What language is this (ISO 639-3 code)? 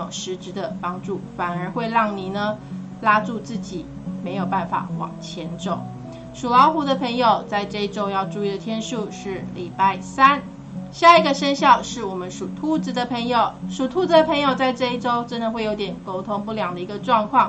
zho